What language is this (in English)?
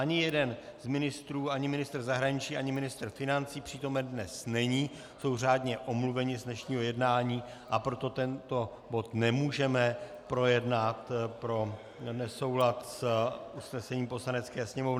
Czech